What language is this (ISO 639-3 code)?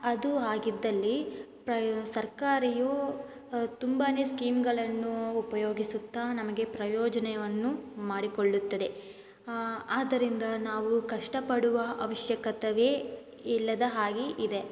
kan